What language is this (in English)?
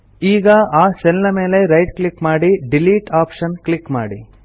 Kannada